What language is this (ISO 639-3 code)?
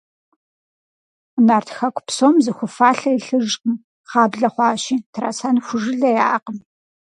kbd